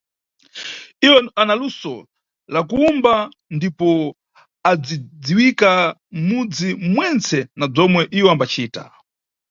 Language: Nyungwe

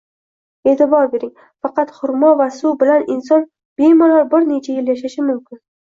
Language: Uzbek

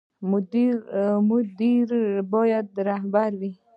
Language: Pashto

